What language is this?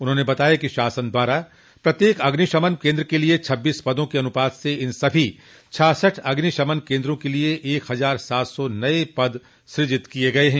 Hindi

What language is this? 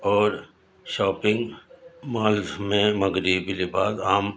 Urdu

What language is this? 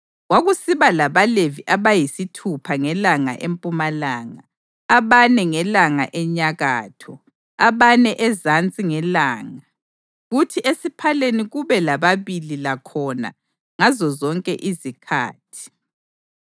North Ndebele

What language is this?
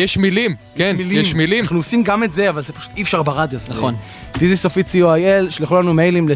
Hebrew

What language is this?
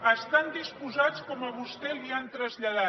Catalan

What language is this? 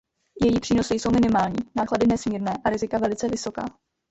Czech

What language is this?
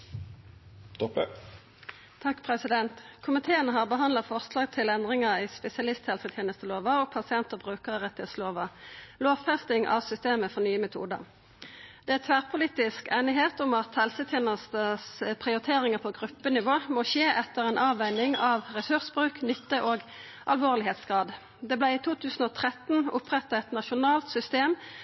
Norwegian Nynorsk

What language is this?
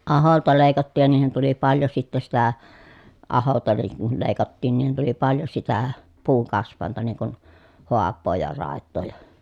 Finnish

